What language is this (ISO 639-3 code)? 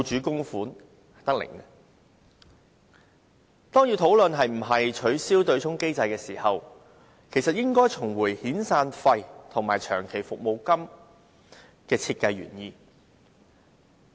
yue